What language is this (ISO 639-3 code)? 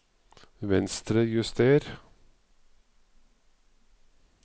nor